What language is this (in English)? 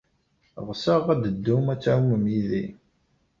Kabyle